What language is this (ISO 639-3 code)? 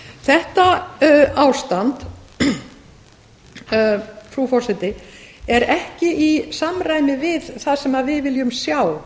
isl